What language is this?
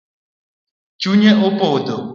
Luo (Kenya and Tanzania)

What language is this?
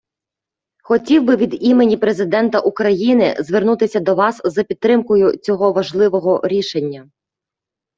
Ukrainian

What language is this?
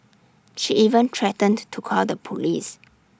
English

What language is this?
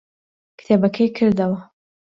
Central Kurdish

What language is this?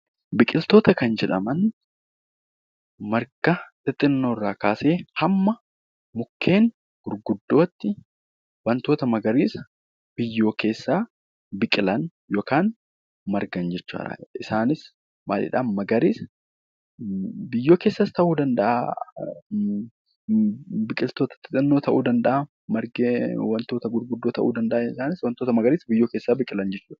Oromo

